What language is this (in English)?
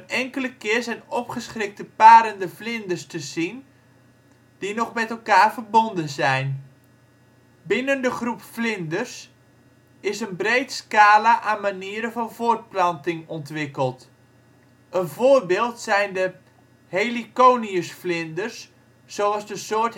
Dutch